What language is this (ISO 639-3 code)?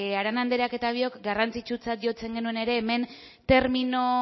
eus